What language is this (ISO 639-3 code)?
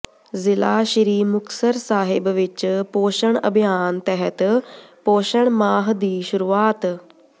pan